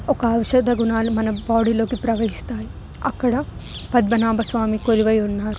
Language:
Telugu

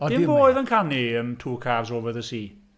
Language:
Welsh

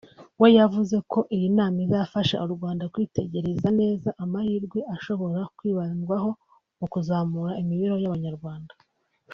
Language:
Kinyarwanda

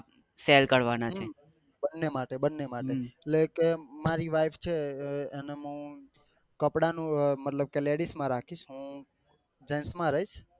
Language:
Gujarati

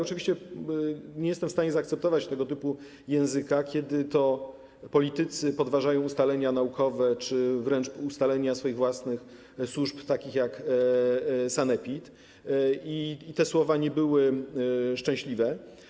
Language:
Polish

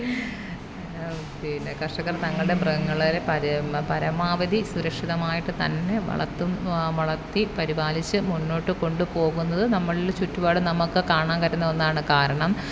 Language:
Malayalam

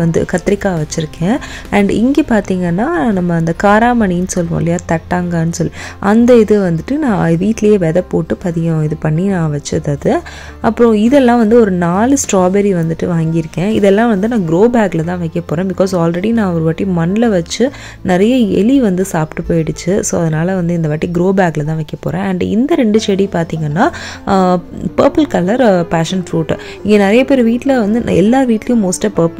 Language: Romanian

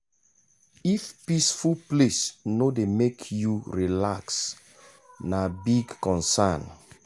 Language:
Nigerian Pidgin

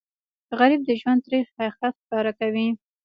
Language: Pashto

